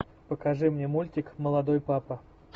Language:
Russian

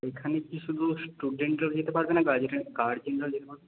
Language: Bangla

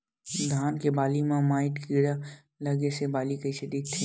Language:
Chhattisgarhi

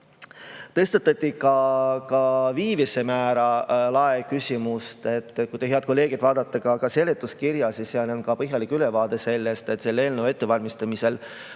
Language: Estonian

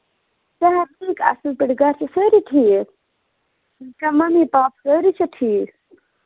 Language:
Kashmiri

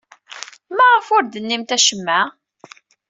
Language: Kabyle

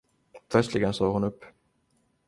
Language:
Swedish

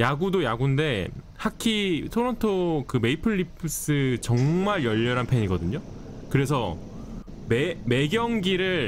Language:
Korean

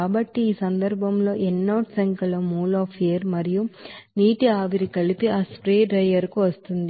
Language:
Telugu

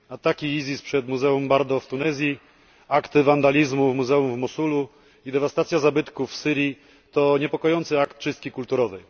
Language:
Polish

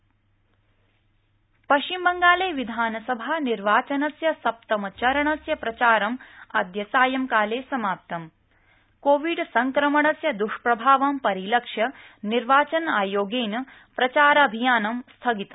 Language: Sanskrit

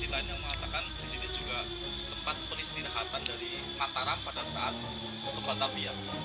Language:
Indonesian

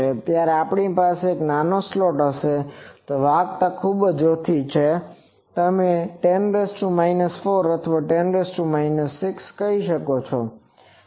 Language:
Gujarati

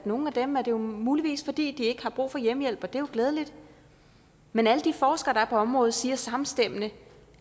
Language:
Danish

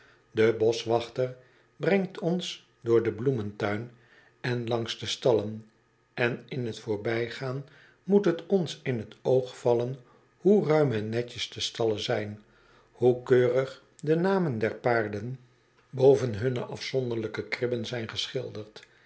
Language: Dutch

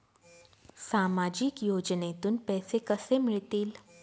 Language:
Marathi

